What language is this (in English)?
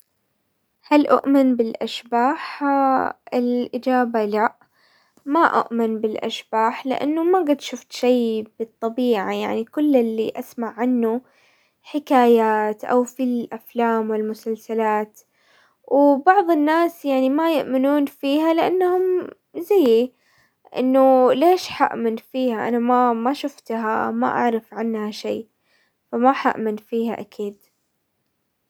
Hijazi Arabic